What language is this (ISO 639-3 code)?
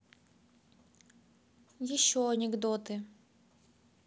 rus